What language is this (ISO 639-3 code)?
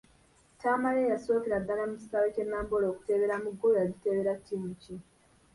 lug